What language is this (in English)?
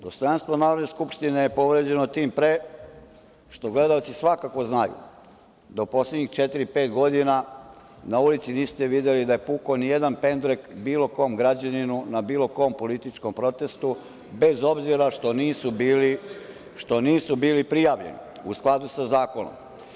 Serbian